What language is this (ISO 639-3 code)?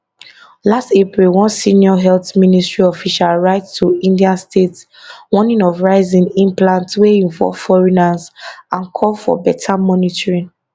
pcm